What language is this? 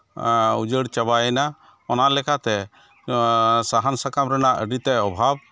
Santali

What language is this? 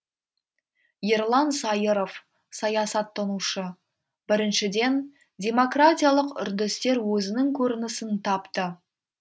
Kazakh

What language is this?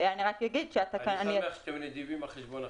Hebrew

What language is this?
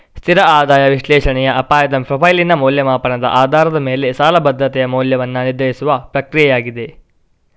Kannada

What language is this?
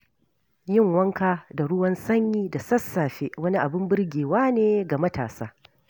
Hausa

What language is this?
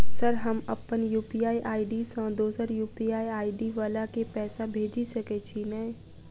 Maithili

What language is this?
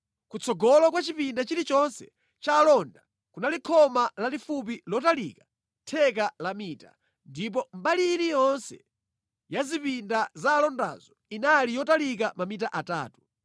Nyanja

